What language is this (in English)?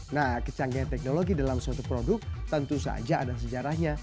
Indonesian